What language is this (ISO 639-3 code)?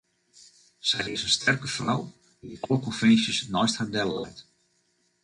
fry